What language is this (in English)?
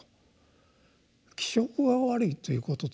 Japanese